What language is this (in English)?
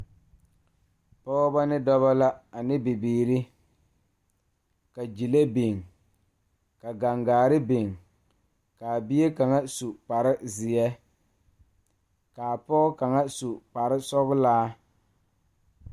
Southern Dagaare